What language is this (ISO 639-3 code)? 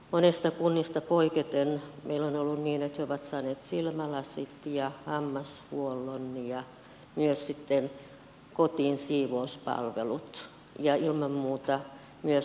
fin